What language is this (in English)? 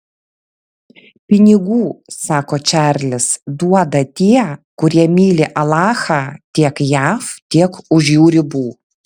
Lithuanian